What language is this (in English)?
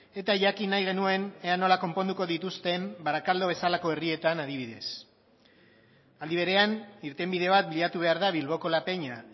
Basque